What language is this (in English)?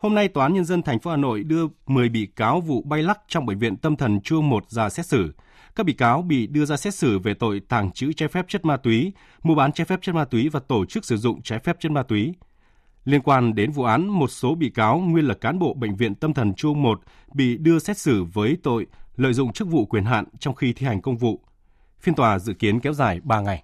Vietnamese